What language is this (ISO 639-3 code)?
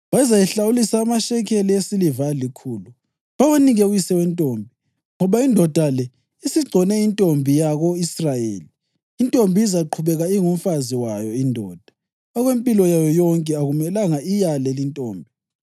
nde